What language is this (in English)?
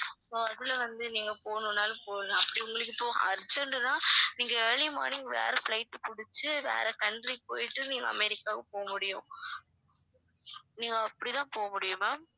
Tamil